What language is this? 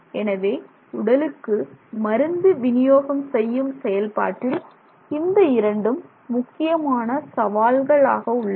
Tamil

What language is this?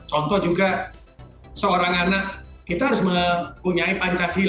Indonesian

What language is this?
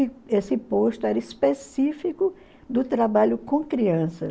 Portuguese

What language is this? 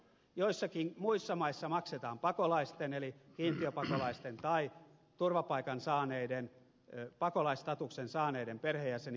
Finnish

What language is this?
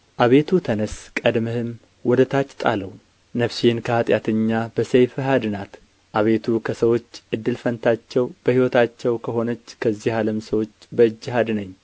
Amharic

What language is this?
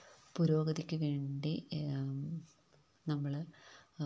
Malayalam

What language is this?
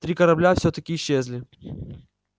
Russian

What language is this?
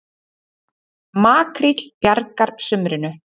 Icelandic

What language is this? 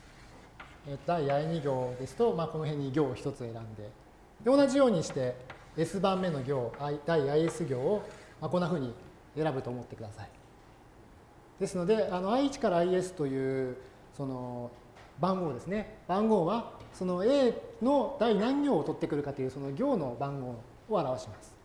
Japanese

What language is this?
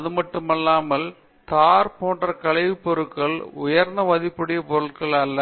Tamil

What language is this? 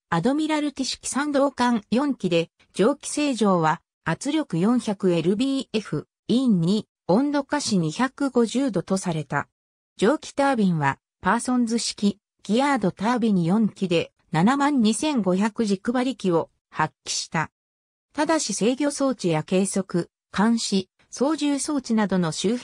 Japanese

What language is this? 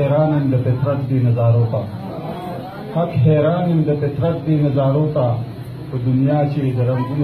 Arabic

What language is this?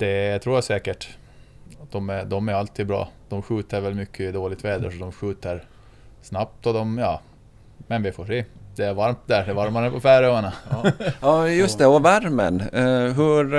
Swedish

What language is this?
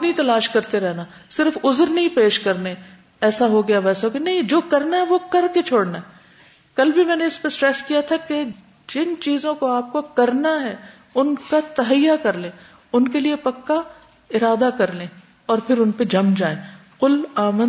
Urdu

